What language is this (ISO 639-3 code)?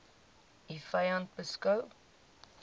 afr